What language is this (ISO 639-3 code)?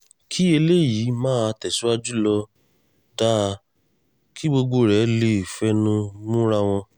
yor